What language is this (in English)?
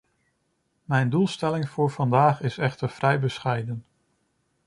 Dutch